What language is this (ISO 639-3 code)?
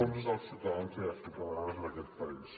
cat